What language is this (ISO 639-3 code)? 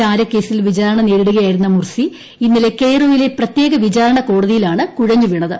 mal